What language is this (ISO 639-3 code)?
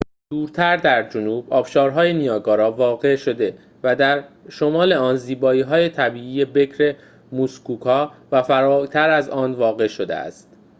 fas